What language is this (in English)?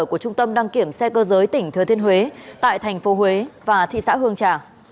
Vietnamese